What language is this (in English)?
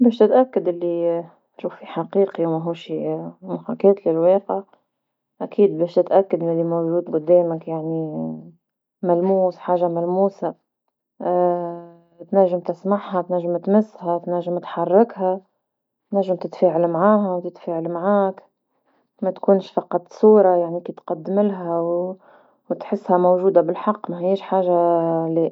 Tunisian Arabic